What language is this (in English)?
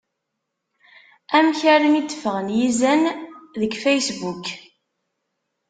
Kabyle